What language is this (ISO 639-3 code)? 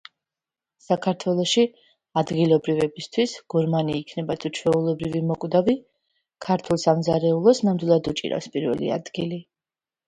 kat